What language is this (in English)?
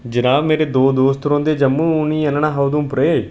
Dogri